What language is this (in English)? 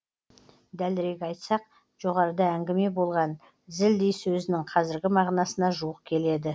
Kazakh